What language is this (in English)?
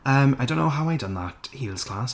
Welsh